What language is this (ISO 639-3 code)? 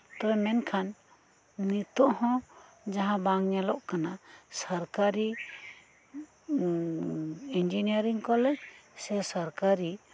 sat